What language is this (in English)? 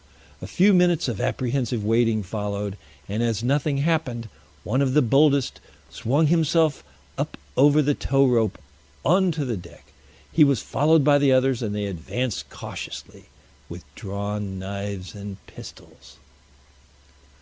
English